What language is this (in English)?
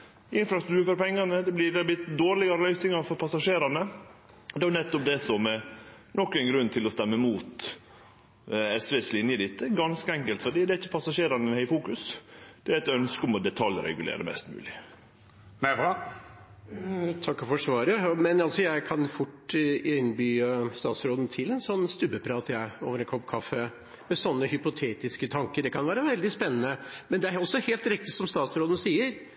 Norwegian